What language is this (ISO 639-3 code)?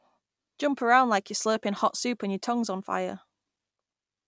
eng